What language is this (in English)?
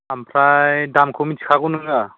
Bodo